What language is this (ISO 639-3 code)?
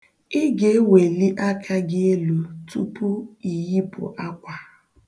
ibo